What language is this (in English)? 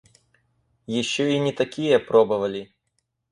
Russian